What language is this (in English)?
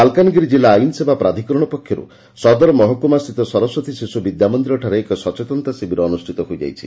Odia